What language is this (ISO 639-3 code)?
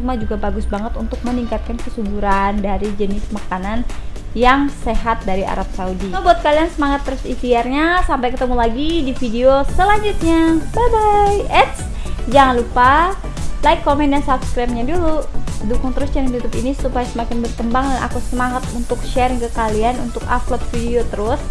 ind